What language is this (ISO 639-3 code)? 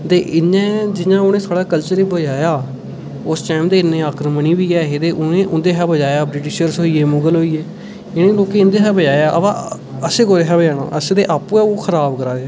doi